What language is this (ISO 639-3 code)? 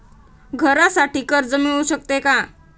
mar